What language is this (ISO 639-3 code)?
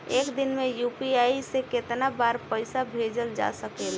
bho